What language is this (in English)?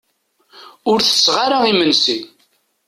Kabyle